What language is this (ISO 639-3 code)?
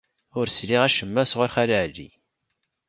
kab